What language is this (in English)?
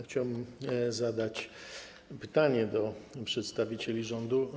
Polish